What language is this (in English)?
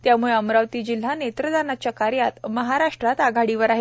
Marathi